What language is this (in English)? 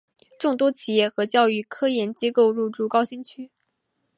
Chinese